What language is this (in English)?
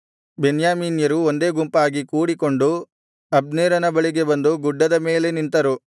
Kannada